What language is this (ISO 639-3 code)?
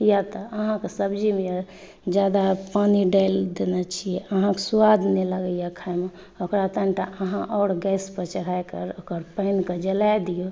mai